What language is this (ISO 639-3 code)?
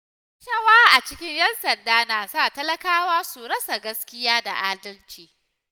hau